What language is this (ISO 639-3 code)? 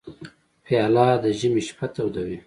pus